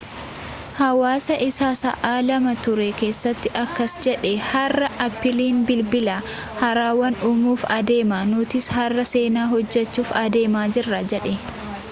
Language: Oromo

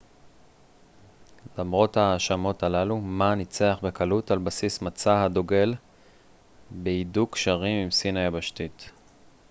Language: Hebrew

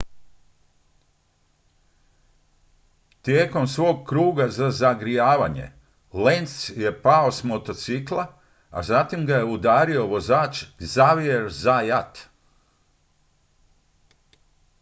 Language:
Croatian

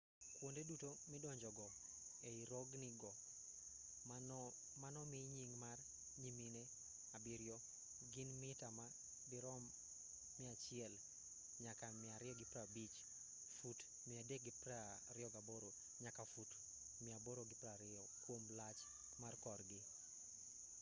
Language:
Luo (Kenya and Tanzania)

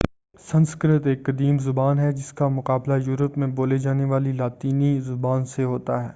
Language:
Urdu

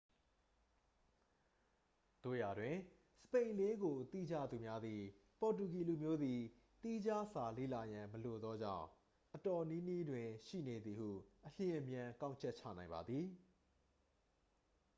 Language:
Burmese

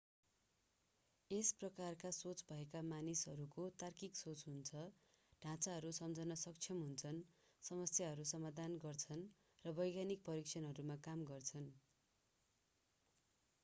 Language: Nepali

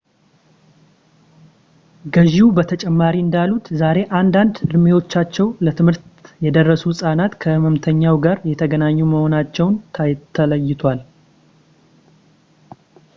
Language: Amharic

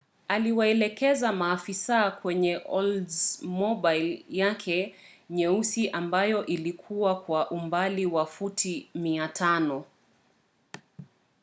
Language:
Swahili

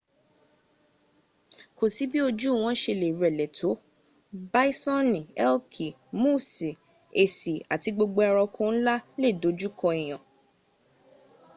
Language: Yoruba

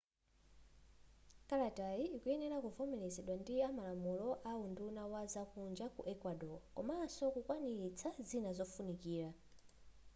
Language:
Nyanja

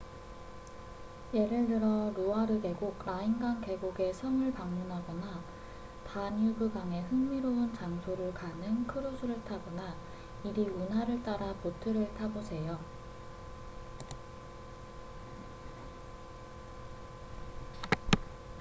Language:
Korean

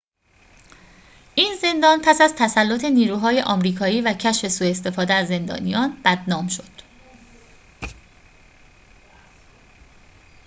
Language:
Persian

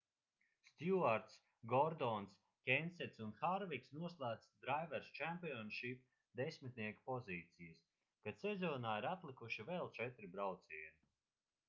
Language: Latvian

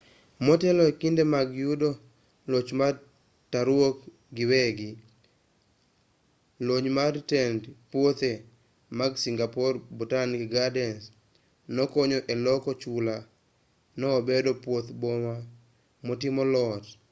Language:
Luo (Kenya and Tanzania)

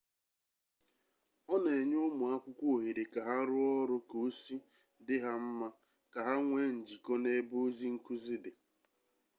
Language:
Igbo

